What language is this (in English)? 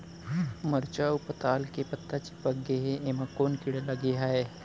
Chhattisgarhi